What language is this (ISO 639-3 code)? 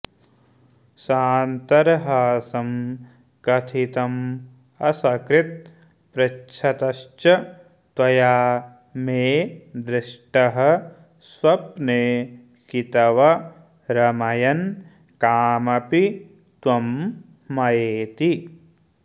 san